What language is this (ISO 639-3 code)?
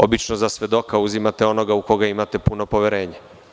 srp